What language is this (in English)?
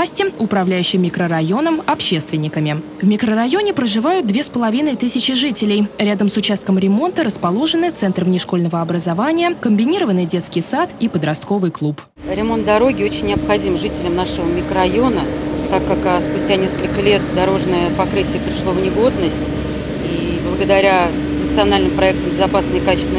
Russian